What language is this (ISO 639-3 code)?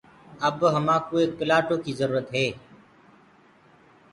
ggg